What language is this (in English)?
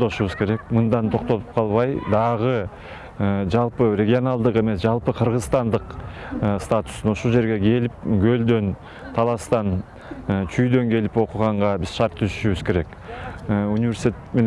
Turkish